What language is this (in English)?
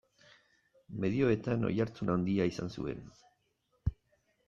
Basque